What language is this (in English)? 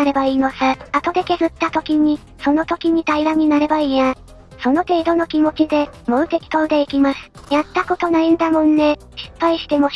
Japanese